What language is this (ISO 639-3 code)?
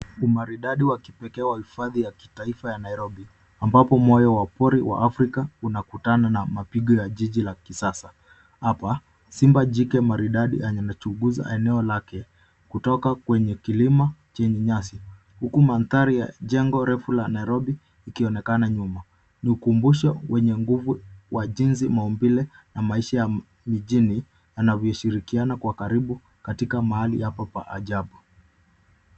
swa